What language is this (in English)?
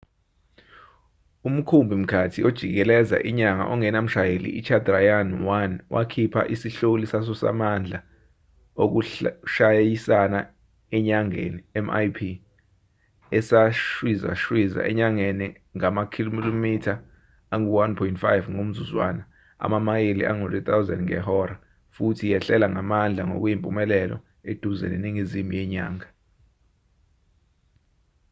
Zulu